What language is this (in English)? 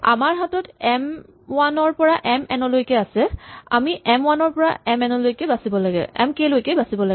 Assamese